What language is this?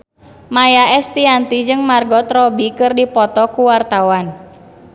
Sundanese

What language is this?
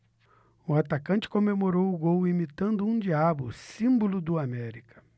Portuguese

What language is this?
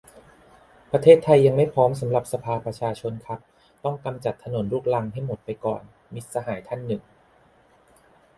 Thai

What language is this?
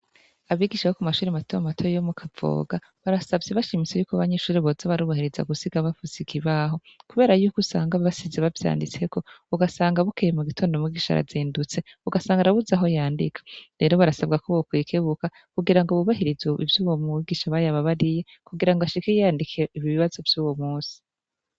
Rundi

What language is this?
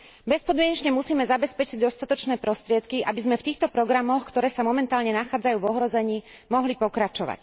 Slovak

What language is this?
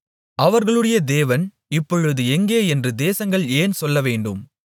Tamil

